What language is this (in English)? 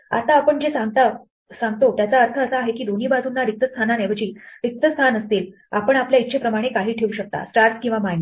Marathi